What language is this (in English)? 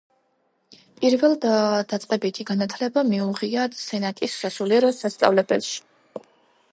Georgian